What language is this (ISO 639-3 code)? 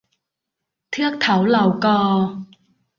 tha